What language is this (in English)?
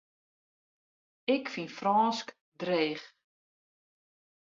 Western Frisian